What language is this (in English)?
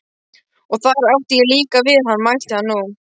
Icelandic